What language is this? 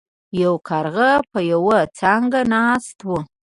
Pashto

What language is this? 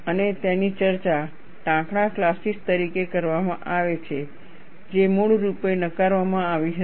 Gujarati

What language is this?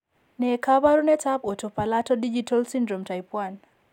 Kalenjin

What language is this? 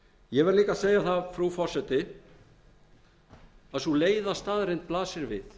Icelandic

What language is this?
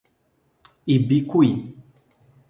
Portuguese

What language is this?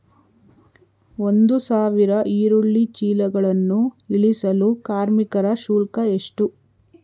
Kannada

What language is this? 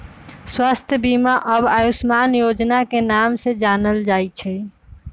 Magahi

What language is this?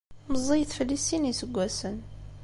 Kabyle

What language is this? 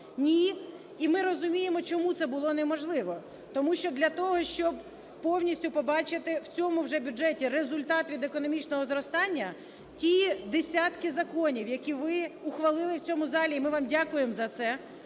Ukrainian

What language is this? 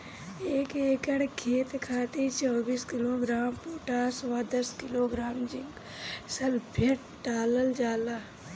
Bhojpuri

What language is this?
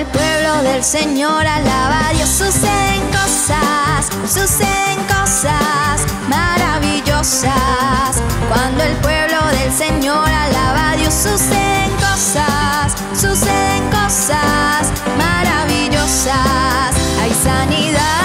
Spanish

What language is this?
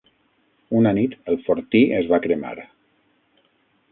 Catalan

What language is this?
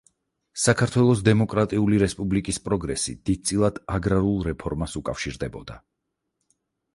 Georgian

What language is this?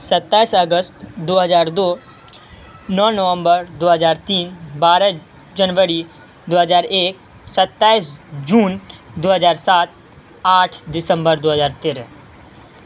Urdu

